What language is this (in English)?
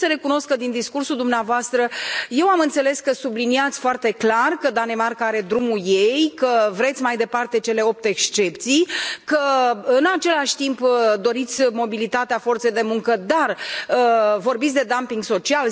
Romanian